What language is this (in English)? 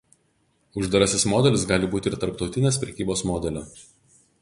Lithuanian